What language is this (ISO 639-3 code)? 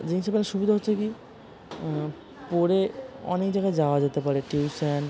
ben